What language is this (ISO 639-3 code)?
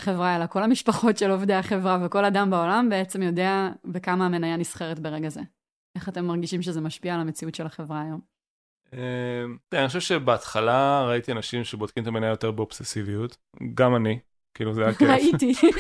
heb